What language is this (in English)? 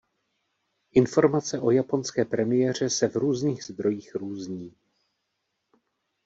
Czech